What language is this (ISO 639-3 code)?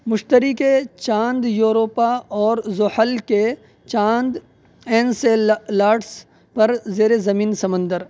urd